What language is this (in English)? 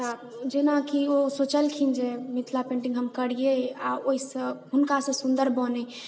Maithili